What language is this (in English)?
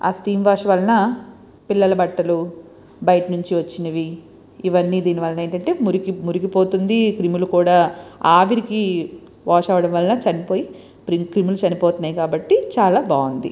Telugu